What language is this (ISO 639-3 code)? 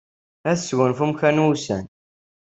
kab